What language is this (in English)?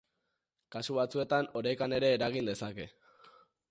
Basque